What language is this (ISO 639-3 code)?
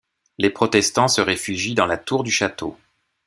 fra